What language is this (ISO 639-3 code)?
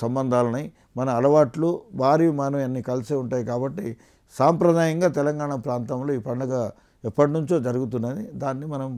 kor